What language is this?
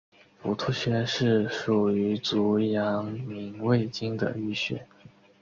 Chinese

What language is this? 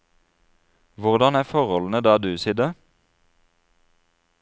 Norwegian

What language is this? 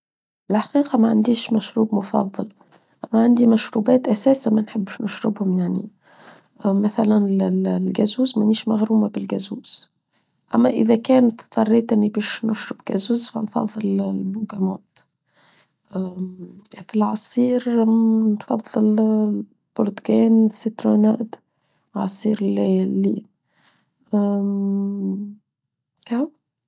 Tunisian Arabic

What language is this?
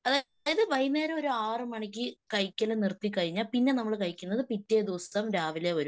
Malayalam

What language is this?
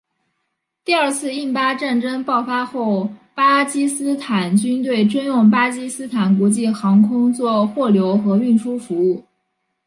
Chinese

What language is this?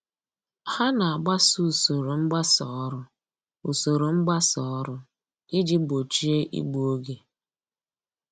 Igbo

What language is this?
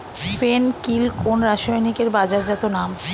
Bangla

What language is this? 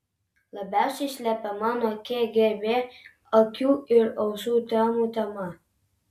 Lithuanian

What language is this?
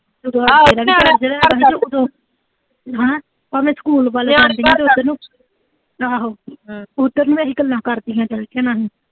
Punjabi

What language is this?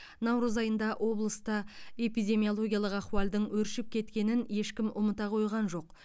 Kazakh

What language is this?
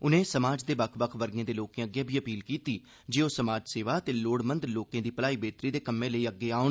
Dogri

